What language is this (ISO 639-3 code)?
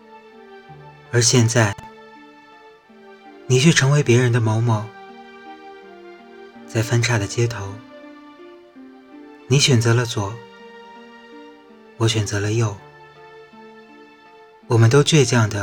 zho